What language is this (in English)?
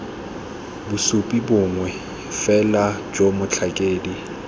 Tswana